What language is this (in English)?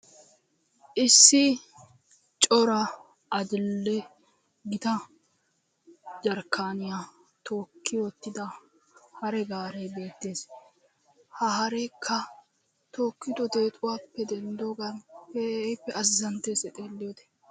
Wolaytta